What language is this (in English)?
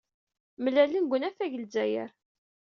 Kabyle